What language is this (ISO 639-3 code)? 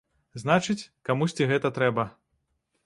bel